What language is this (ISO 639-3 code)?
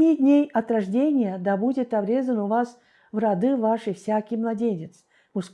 rus